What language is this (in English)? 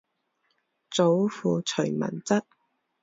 Chinese